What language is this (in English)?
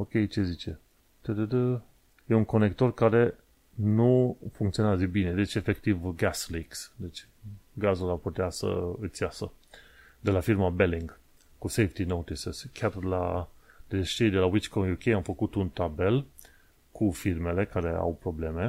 Romanian